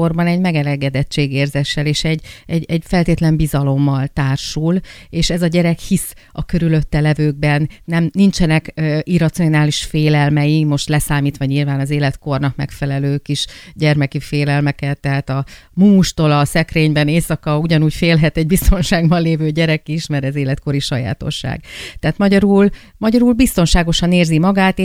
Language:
Hungarian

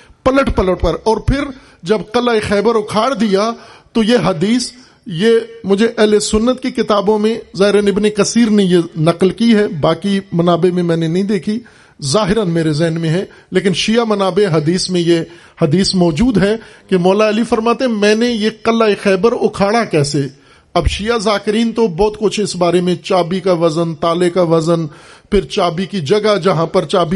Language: Urdu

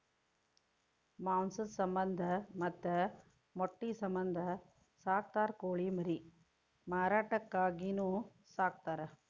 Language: Kannada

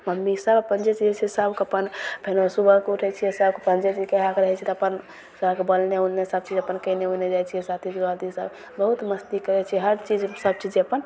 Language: Maithili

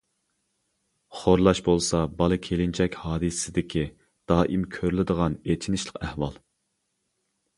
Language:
Uyghur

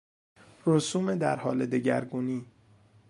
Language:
Persian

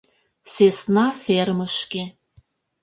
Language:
Mari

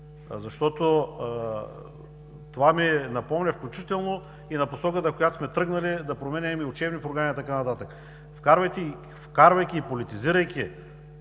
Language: Bulgarian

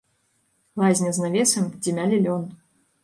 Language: Belarusian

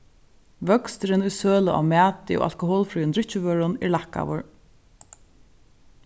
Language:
Faroese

